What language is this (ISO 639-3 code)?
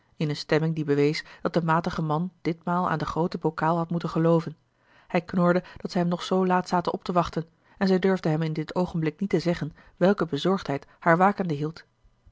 nld